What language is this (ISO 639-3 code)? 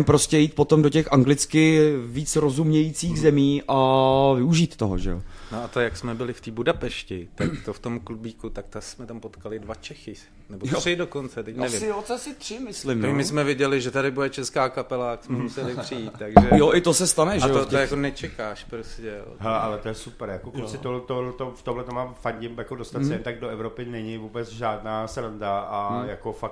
ces